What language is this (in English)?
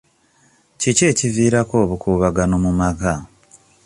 Ganda